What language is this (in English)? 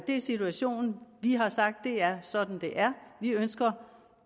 Danish